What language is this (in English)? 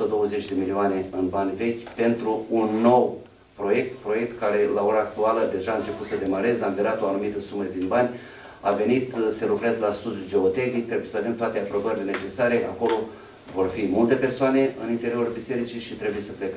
Romanian